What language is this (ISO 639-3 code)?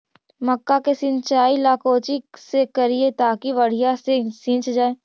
mag